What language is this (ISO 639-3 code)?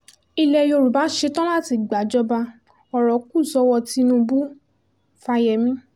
yor